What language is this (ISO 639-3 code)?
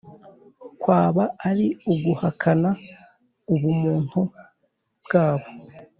kin